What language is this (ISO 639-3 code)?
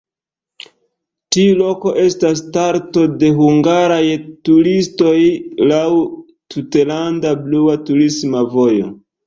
epo